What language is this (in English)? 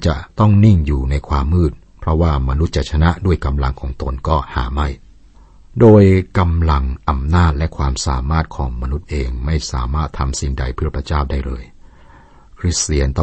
Thai